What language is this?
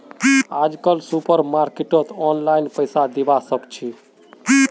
Magahi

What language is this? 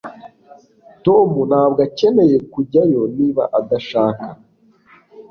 Kinyarwanda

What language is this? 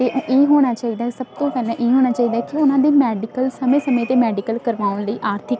Punjabi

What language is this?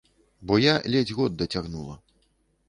Belarusian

